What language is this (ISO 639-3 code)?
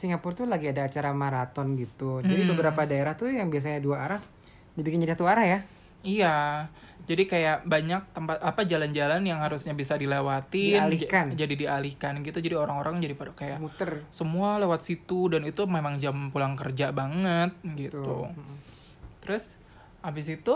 ind